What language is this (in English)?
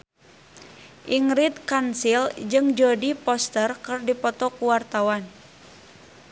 Sundanese